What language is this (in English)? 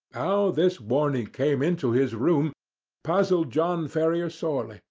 English